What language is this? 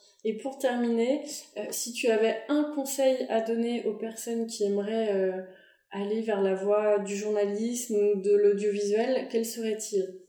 French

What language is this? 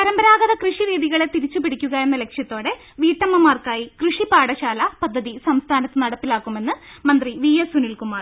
Malayalam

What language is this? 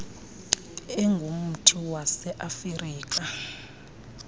Xhosa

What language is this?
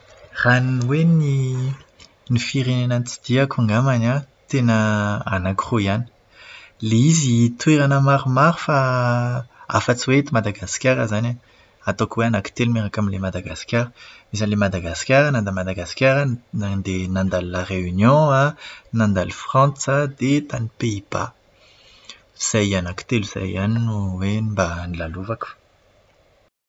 Malagasy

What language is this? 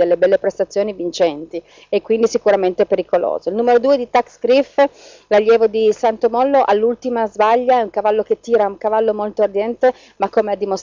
Italian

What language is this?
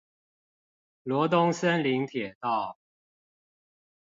Chinese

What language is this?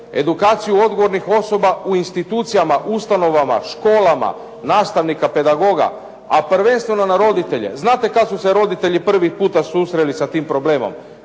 Croatian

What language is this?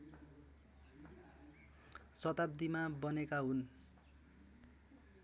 Nepali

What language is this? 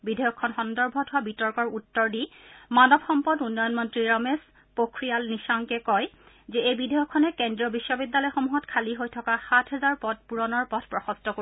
Assamese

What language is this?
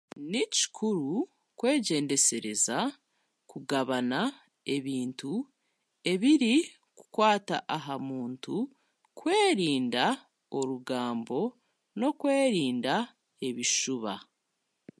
Chiga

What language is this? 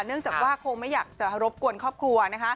Thai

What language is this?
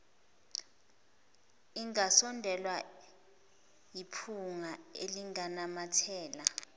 Zulu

